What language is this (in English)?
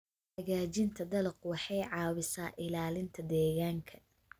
Somali